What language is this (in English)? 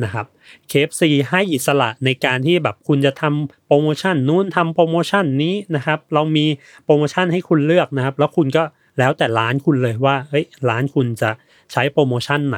Thai